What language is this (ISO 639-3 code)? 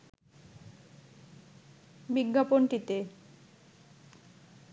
ben